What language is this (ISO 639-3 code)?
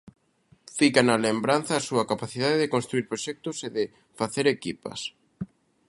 glg